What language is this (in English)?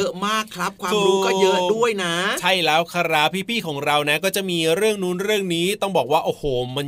Thai